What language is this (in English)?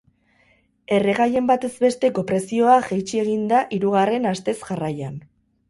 Basque